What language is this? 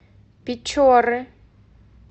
Russian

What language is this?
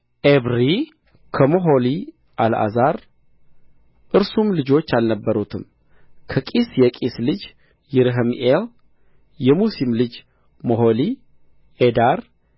Amharic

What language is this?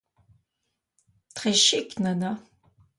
French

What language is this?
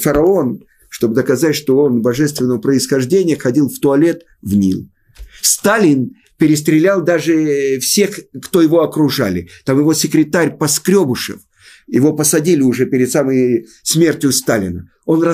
Russian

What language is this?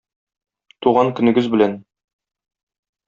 Tatar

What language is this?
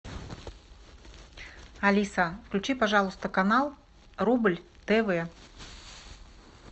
Russian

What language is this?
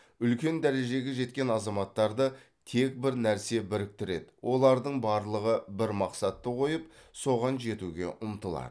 Kazakh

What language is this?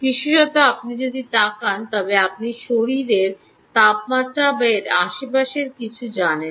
Bangla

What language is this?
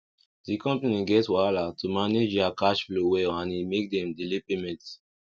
Nigerian Pidgin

